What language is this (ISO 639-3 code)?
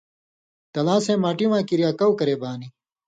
mvy